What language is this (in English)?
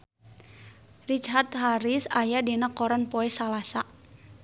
Sundanese